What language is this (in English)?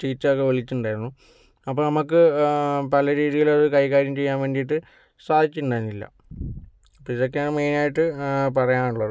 Malayalam